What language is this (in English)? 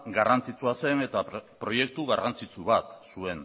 Basque